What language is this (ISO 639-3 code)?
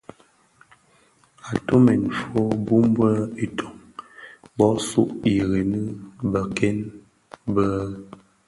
ksf